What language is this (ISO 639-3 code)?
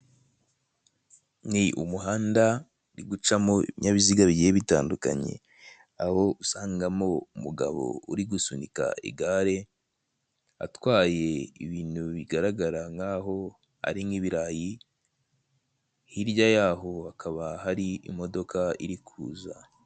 kin